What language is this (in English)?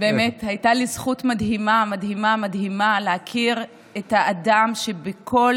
Hebrew